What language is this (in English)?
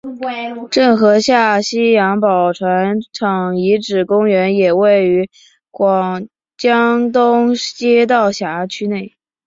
Chinese